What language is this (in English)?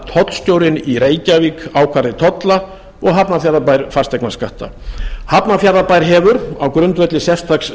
Icelandic